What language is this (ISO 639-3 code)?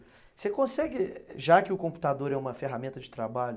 por